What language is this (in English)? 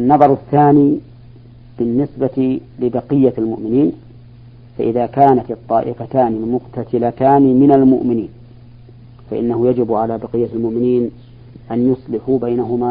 Arabic